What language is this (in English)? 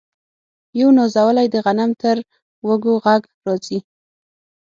Pashto